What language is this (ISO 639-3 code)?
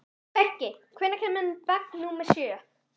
isl